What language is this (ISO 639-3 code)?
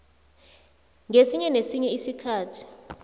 nbl